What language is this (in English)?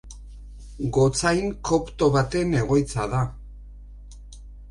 Basque